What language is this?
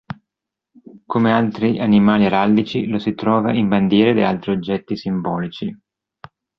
Italian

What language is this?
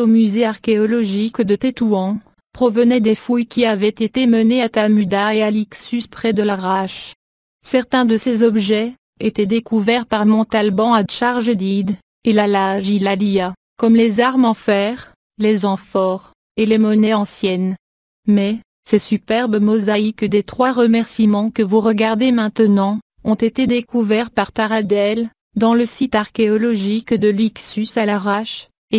French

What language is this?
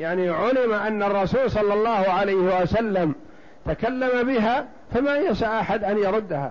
Arabic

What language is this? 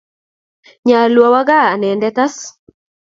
Kalenjin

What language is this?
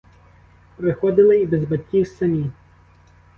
Ukrainian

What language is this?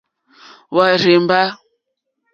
Mokpwe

